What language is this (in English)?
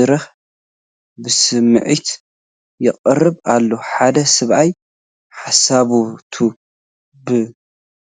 Tigrinya